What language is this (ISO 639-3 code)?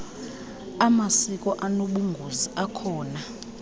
xho